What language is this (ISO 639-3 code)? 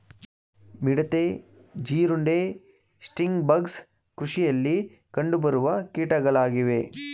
kan